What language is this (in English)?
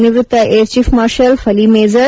Kannada